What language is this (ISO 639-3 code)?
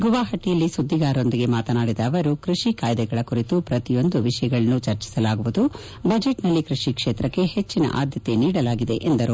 kan